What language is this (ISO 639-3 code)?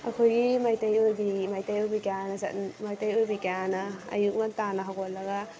mni